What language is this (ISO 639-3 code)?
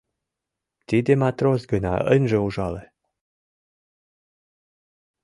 chm